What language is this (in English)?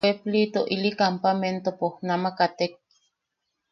Yaqui